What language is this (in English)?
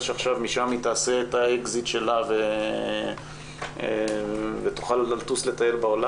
Hebrew